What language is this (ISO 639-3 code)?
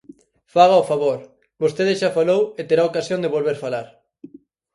glg